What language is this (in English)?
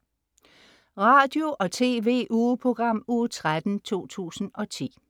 Danish